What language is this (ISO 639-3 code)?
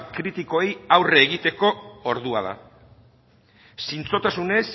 eus